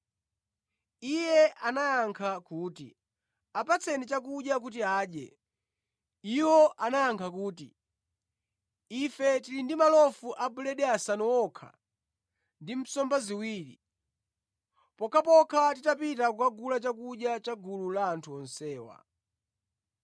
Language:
Nyanja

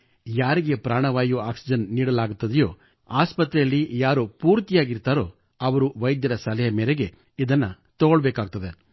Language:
Kannada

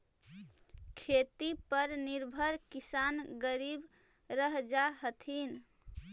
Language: Magahi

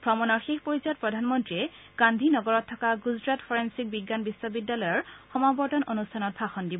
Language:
Assamese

